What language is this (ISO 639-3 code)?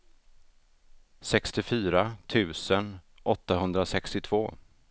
swe